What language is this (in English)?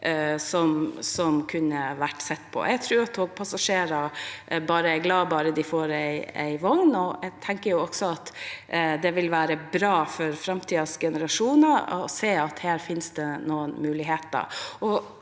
Norwegian